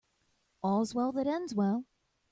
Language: English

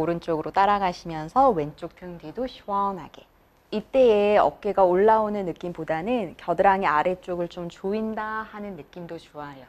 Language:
Korean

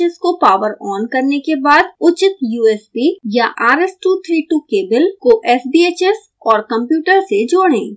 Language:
Hindi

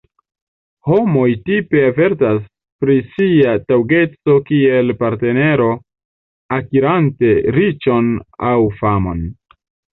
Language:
Esperanto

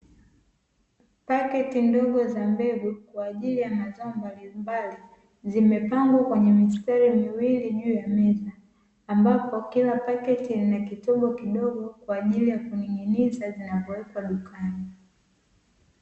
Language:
Swahili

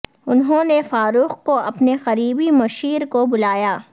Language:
Urdu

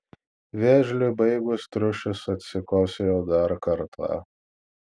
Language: Lithuanian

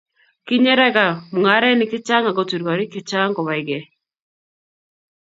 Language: Kalenjin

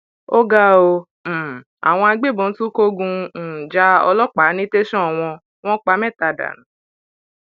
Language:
Yoruba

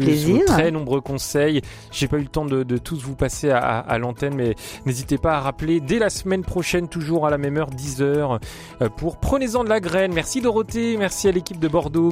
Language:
French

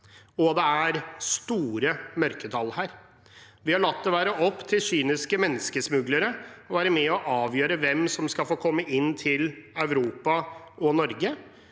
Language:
Norwegian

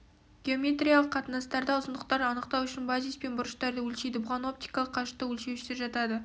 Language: Kazakh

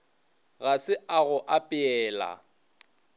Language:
Northern Sotho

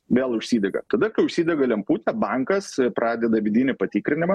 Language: Lithuanian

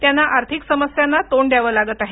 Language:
Marathi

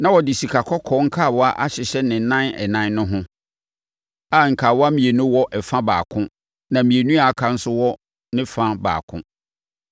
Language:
Akan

